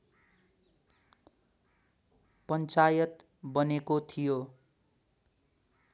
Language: Nepali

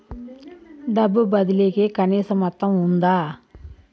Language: Telugu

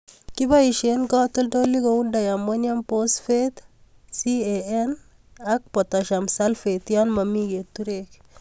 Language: Kalenjin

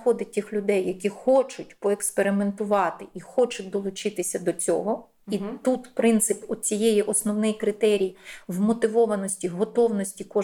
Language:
Ukrainian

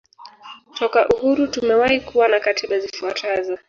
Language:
Swahili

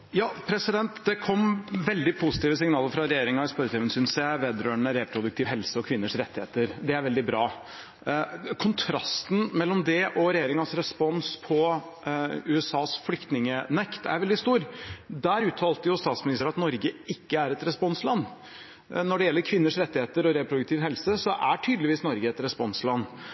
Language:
Norwegian Bokmål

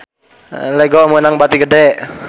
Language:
Sundanese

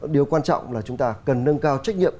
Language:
Vietnamese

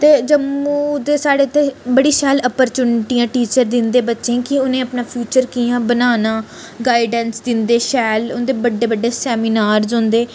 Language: Dogri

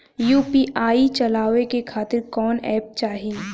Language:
Bhojpuri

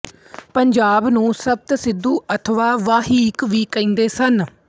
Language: Punjabi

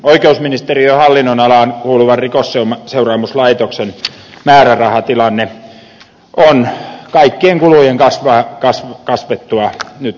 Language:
Finnish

